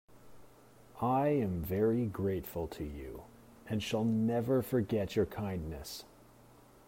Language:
English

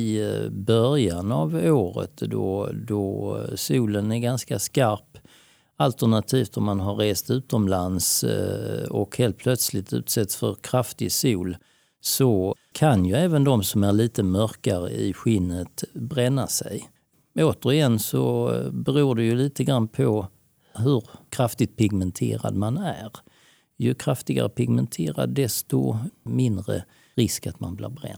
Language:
Swedish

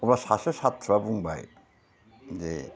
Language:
Bodo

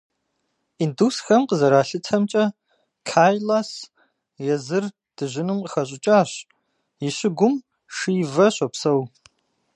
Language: Kabardian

